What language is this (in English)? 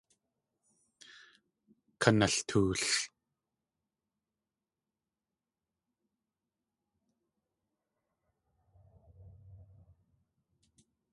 Tlingit